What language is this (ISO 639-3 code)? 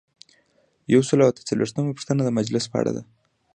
pus